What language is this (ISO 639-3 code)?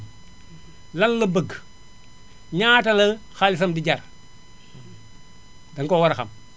wol